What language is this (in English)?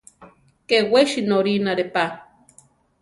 Central Tarahumara